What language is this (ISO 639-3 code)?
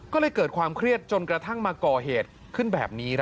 tha